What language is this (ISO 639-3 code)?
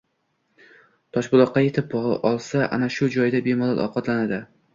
uzb